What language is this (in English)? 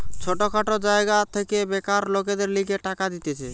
Bangla